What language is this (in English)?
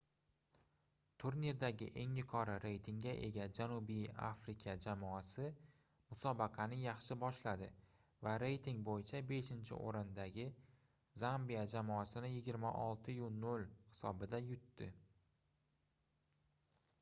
Uzbek